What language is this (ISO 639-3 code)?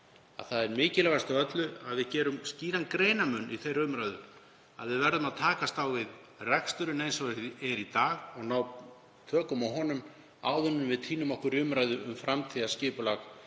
isl